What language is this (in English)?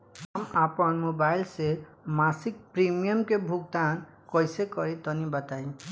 Bhojpuri